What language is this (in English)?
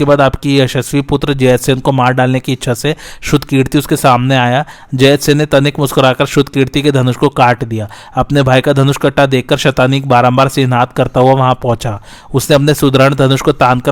Hindi